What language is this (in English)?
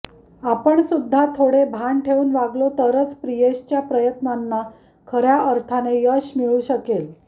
Marathi